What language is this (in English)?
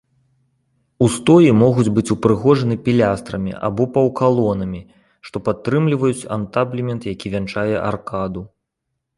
Belarusian